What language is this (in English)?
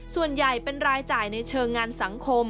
Thai